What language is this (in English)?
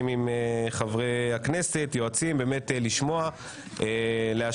Hebrew